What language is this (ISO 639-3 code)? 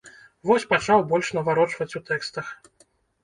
bel